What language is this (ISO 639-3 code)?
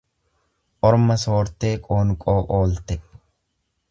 orm